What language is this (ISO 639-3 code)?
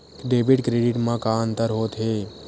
hne